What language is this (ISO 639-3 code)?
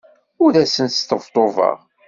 kab